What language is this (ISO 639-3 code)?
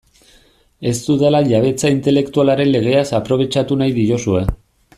eus